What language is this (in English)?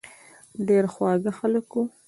Pashto